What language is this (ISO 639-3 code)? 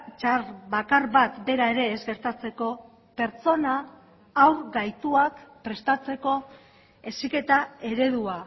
eus